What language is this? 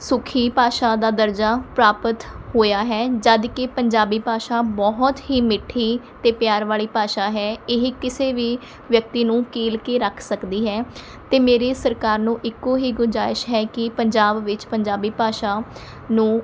Punjabi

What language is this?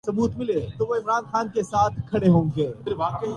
Urdu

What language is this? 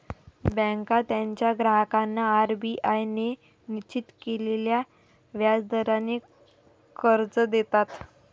Marathi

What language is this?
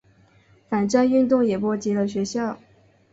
Chinese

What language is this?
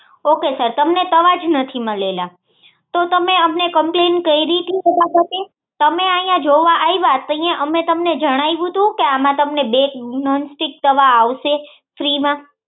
Gujarati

